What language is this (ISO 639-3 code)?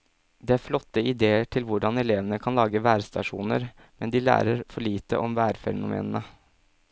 nor